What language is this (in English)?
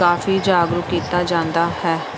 Punjabi